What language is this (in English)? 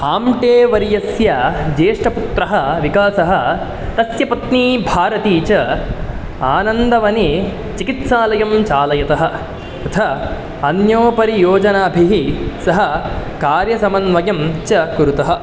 Sanskrit